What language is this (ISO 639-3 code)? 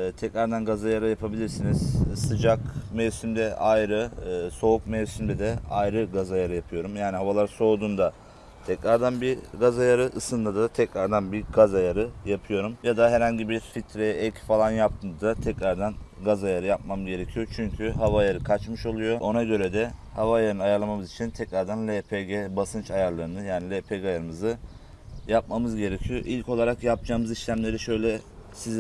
tur